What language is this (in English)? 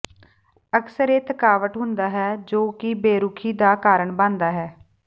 Punjabi